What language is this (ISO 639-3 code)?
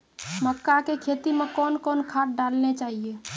mai